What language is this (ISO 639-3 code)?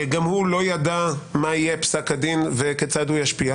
heb